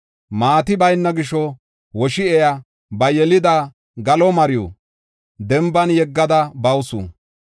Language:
Gofa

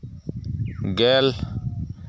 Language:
Santali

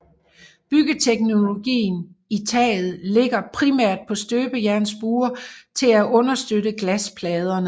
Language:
Danish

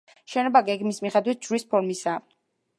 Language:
Georgian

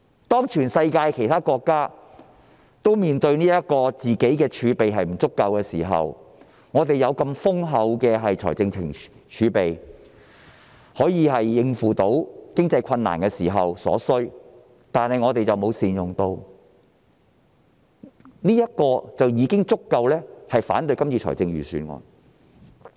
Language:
Cantonese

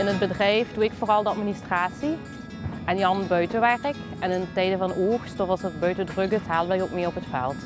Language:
Dutch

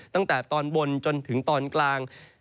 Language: Thai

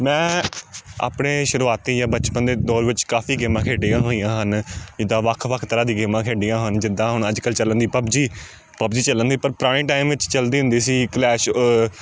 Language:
Punjabi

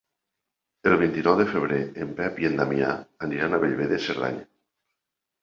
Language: Catalan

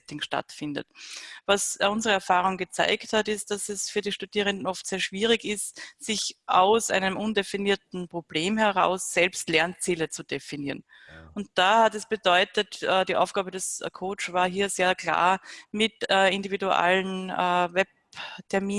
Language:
German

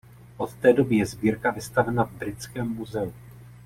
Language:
Czech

